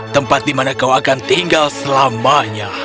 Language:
Indonesian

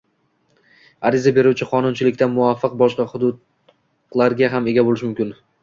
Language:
Uzbek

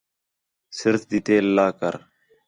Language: Khetrani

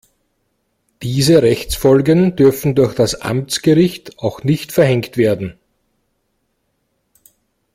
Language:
German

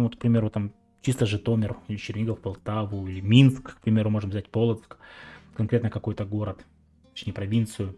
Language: Russian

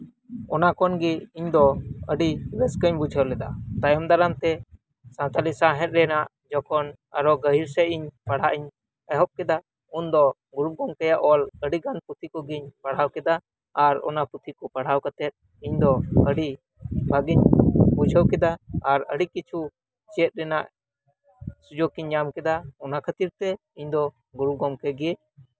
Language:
Santali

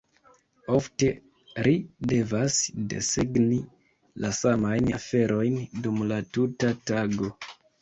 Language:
Esperanto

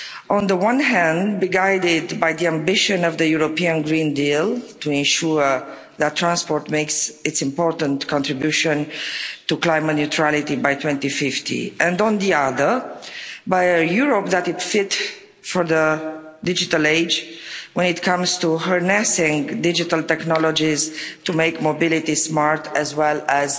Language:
English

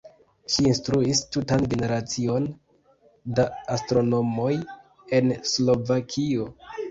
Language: Esperanto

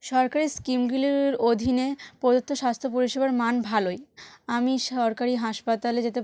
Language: Bangla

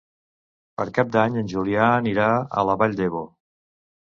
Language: Catalan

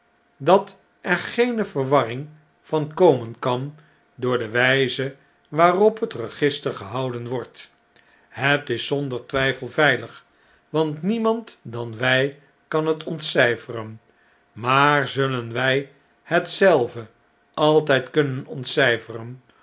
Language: Dutch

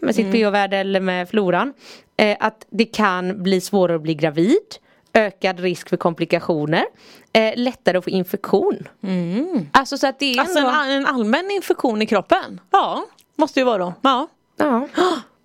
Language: Swedish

